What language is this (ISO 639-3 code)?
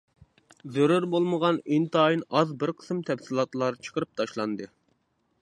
uig